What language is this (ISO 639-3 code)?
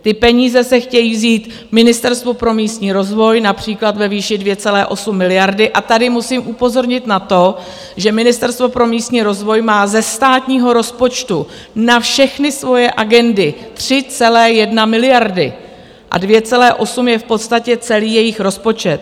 ces